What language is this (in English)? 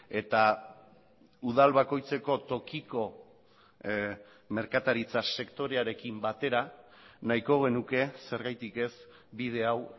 Basque